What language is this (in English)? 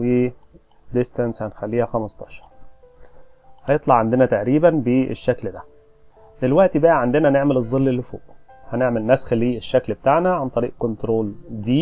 Arabic